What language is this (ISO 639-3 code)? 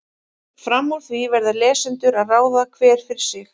isl